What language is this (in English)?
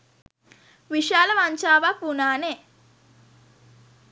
Sinhala